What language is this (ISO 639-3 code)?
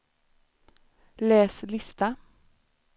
swe